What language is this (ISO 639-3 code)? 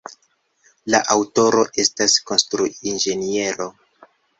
epo